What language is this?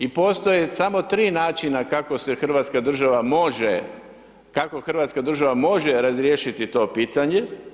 Croatian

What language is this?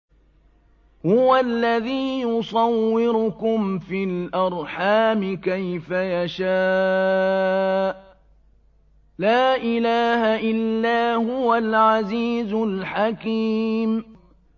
Arabic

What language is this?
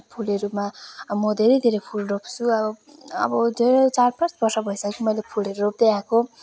Nepali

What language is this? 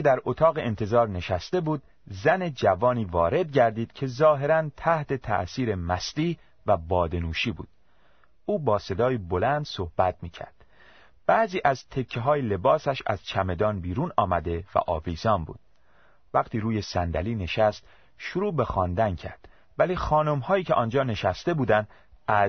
Persian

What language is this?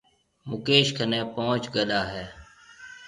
Marwari (Pakistan)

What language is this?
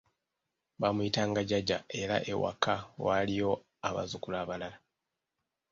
Ganda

